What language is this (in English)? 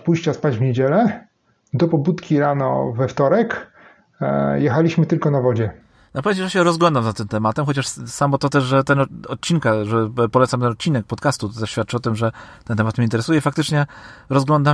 Polish